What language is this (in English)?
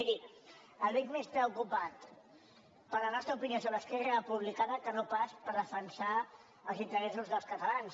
Catalan